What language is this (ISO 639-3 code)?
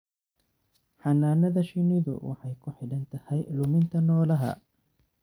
som